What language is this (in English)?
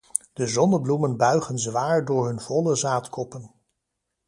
Dutch